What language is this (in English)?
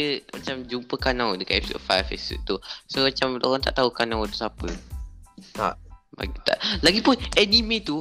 Malay